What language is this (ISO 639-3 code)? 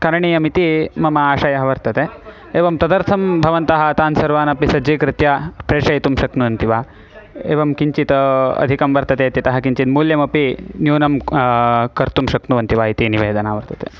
san